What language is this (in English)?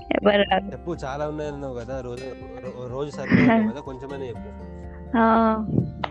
Telugu